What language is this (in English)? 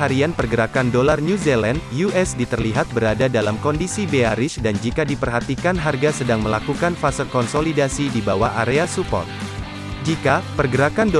Indonesian